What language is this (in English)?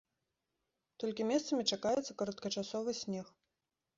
Belarusian